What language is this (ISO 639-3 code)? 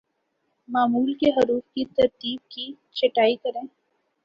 urd